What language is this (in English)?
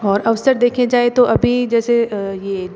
Hindi